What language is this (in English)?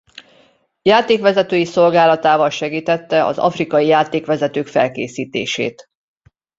Hungarian